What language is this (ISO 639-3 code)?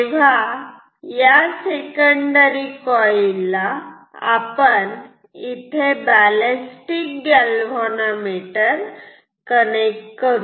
mar